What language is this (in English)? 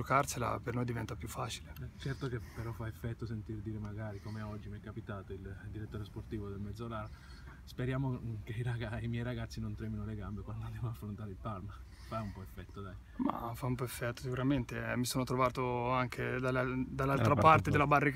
Italian